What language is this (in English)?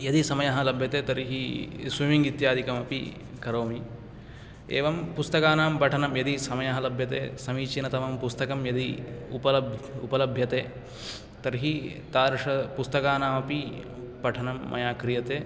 Sanskrit